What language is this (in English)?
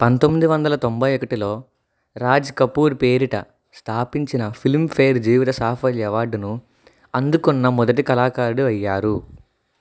Telugu